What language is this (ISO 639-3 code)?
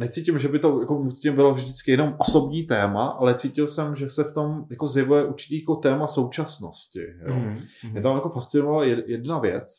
ces